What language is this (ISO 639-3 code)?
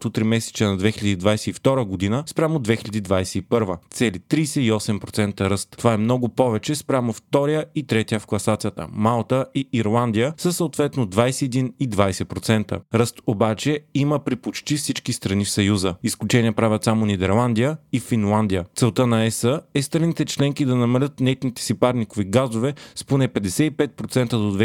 bul